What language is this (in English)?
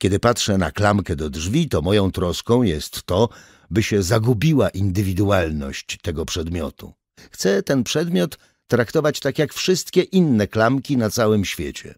Polish